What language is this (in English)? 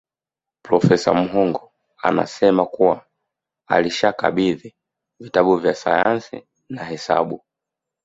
Swahili